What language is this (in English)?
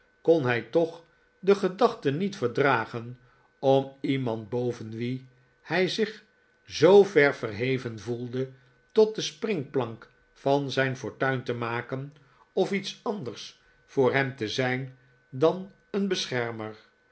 Dutch